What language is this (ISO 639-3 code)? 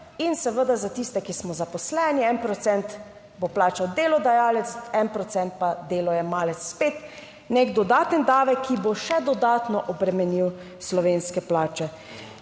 slv